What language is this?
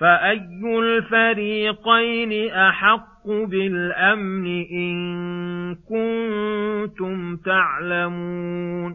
Arabic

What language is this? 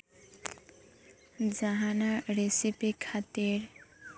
Santali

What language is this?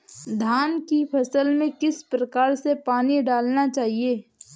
Hindi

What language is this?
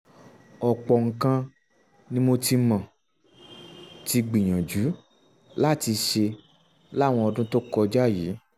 Yoruba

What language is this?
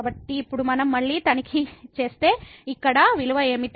Telugu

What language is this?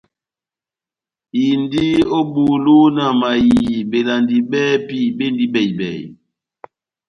Batanga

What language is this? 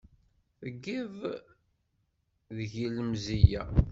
Kabyle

